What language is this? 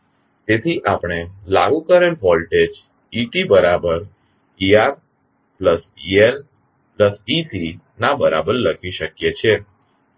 Gujarati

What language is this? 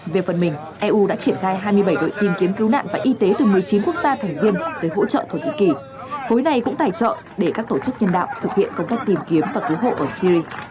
Vietnamese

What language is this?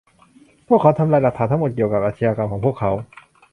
Thai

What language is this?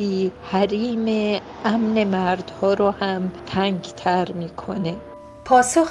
Persian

